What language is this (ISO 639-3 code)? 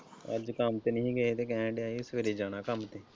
pan